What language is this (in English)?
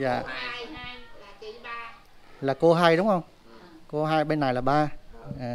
Vietnamese